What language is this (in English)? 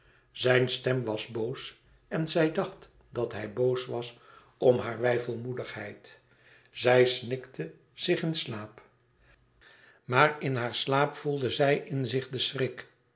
Dutch